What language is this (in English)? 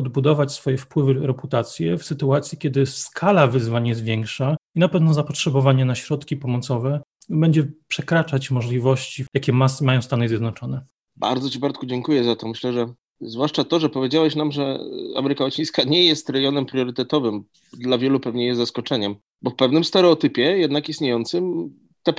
Polish